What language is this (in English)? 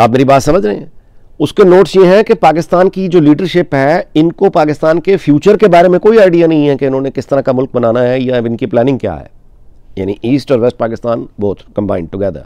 Hindi